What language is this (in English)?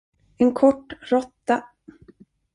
Swedish